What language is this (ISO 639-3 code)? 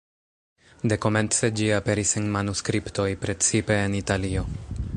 epo